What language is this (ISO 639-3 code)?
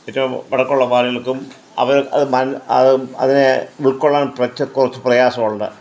mal